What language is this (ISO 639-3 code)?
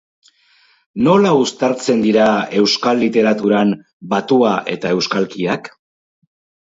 eus